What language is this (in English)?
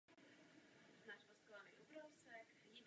Czech